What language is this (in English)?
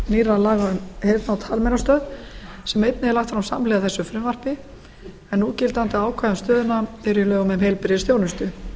Icelandic